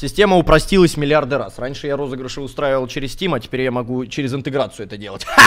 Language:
Russian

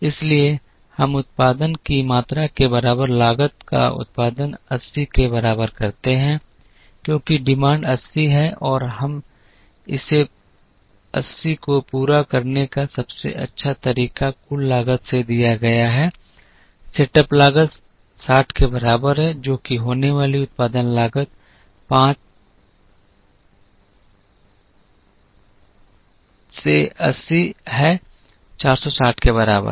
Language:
Hindi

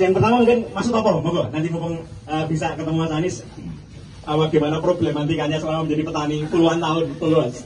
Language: Indonesian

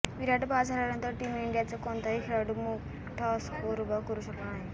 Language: Marathi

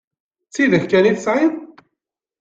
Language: Kabyle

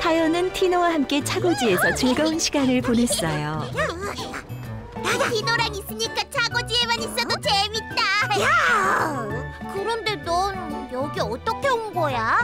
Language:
Korean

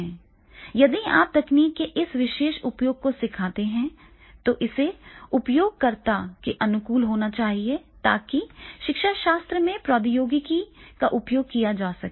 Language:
Hindi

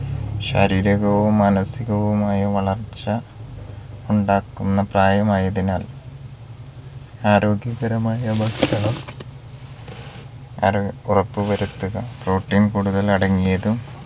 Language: Malayalam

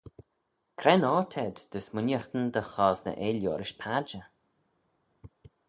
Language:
Manx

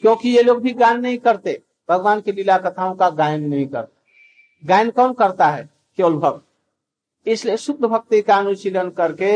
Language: Hindi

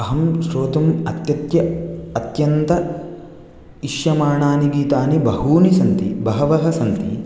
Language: Sanskrit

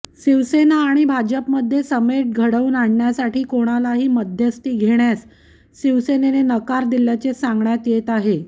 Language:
Marathi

